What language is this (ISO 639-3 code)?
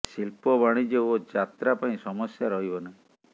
ori